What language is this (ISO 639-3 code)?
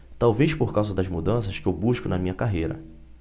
por